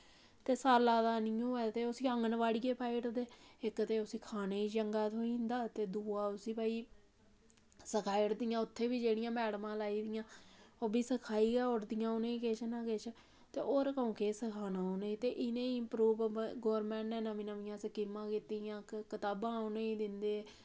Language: Dogri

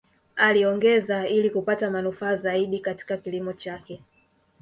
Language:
Swahili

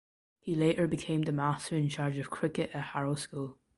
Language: English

